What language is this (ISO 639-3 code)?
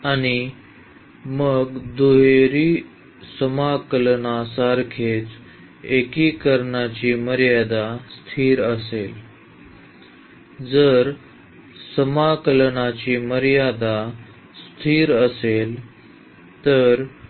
mar